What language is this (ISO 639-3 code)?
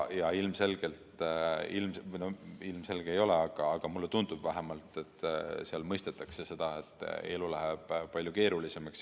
est